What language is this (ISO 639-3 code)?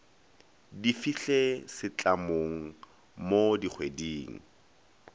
nso